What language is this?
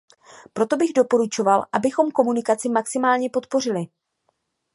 Czech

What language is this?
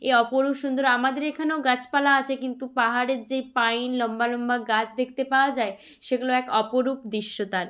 Bangla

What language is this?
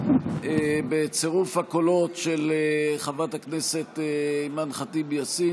Hebrew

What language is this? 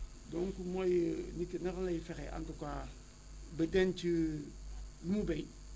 Wolof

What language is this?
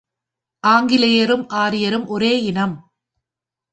Tamil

